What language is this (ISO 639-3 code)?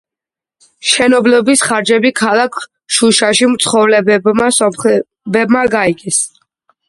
kat